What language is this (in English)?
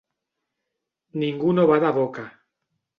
Catalan